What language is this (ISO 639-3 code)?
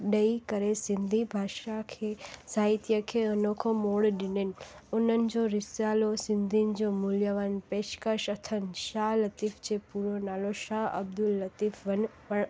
snd